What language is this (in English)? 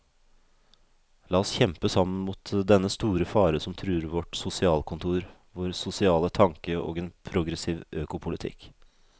Norwegian